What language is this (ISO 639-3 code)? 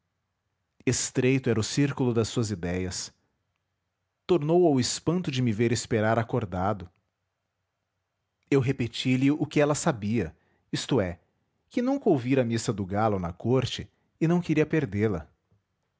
por